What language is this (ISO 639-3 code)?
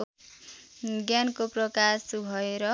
nep